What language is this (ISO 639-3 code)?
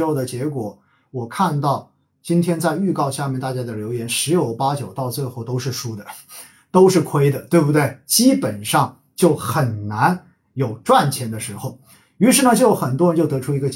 zho